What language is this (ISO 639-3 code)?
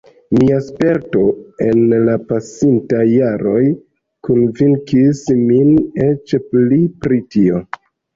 epo